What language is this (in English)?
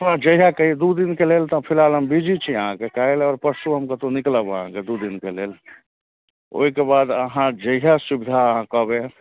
Maithili